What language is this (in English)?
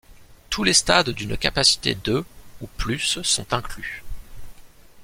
French